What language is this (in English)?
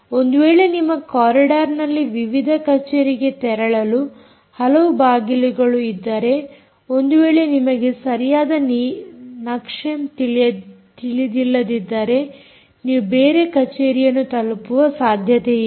Kannada